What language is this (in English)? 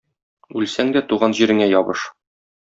Tatar